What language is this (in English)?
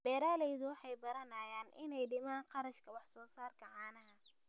Somali